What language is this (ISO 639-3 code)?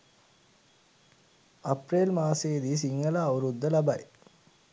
sin